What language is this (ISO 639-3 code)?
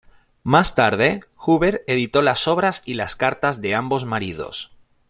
spa